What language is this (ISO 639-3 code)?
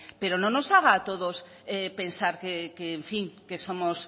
spa